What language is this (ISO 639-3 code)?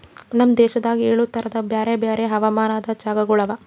kan